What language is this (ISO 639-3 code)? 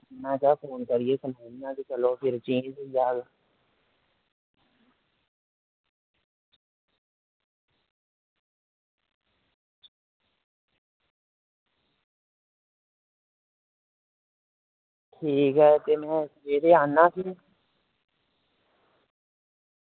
doi